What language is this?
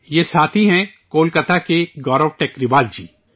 Urdu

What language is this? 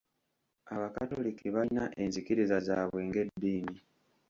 Ganda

